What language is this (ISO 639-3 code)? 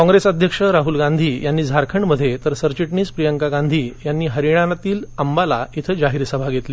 mar